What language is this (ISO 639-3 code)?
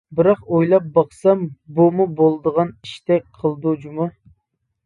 uig